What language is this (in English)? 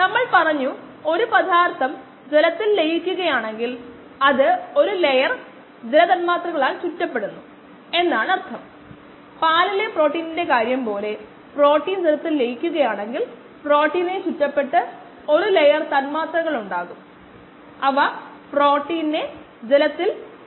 Malayalam